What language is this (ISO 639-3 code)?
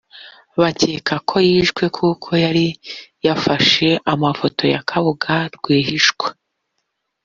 kin